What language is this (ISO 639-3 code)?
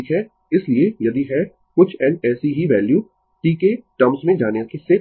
hin